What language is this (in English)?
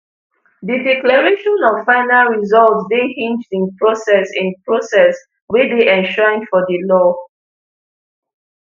Nigerian Pidgin